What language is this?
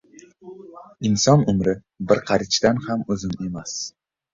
Uzbek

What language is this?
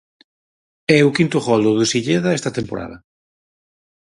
Galician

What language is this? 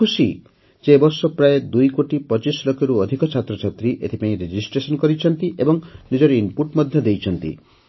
Odia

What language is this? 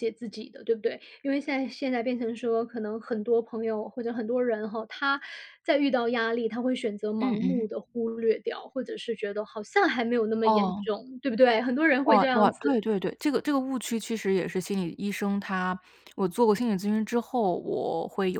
Chinese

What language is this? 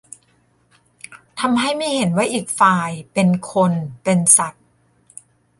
Thai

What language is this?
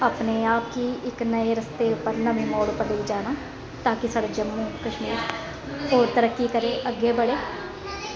Dogri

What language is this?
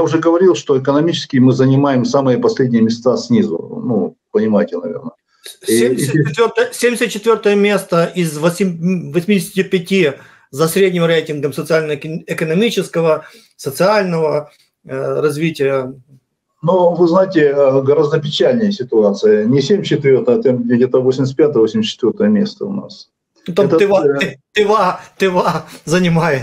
Russian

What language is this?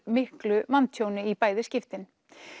Icelandic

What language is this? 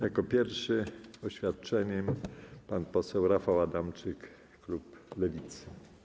Polish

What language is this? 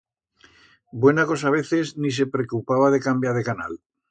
Aragonese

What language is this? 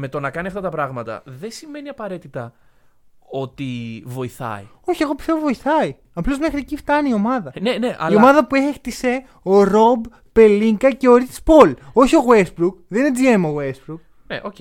Greek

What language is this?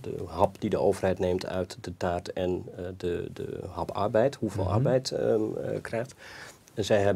Dutch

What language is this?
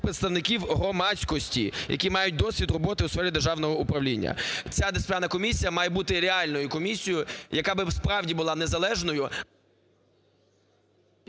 Ukrainian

